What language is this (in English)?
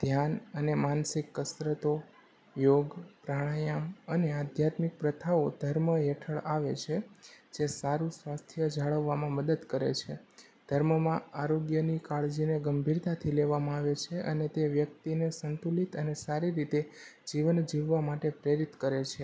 Gujarati